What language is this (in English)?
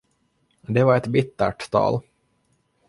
Swedish